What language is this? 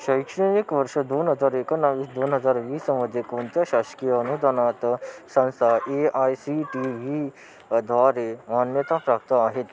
Marathi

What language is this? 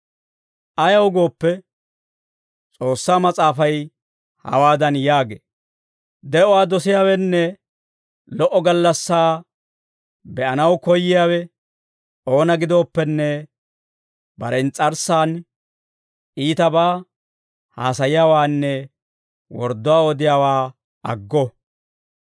Dawro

